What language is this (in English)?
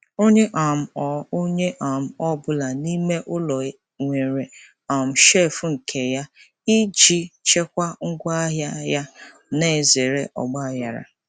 Igbo